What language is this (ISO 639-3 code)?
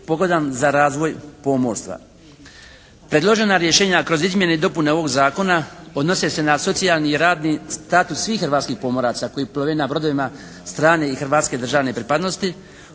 hrv